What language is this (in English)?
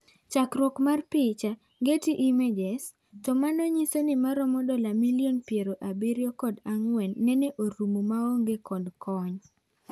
Luo (Kenya and Tanzania)